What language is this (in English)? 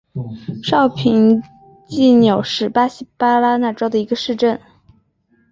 Chinese